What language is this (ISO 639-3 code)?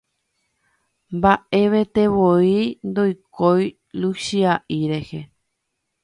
grn